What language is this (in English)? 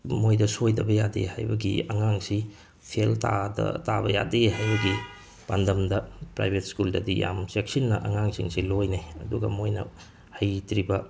Manipuri